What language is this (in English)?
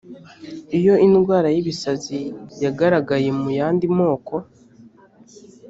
Kinyarwanda